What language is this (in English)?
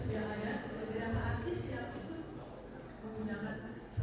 Indonesian